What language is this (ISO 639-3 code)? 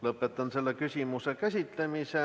est